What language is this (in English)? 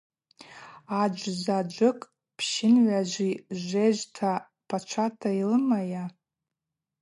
Abaza